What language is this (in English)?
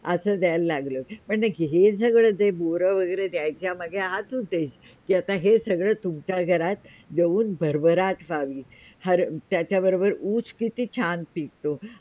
Marathi